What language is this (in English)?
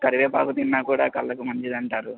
Telugu